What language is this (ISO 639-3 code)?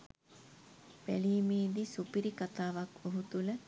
sin